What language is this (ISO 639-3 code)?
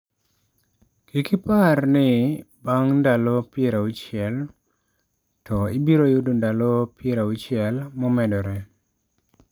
luo